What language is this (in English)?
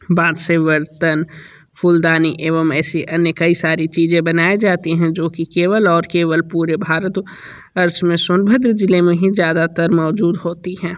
Hindi